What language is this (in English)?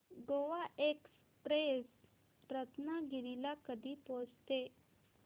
Marathi